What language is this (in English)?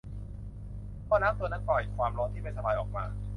Thai